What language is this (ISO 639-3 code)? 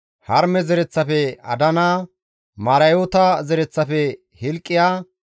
gmv